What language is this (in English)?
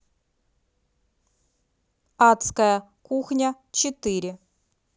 Russian